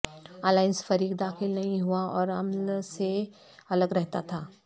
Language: Urdu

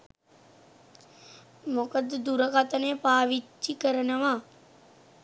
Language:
Sinhala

